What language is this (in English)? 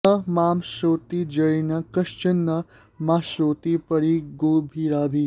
Sanskrit